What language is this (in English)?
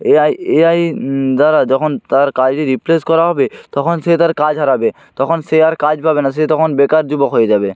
Bangla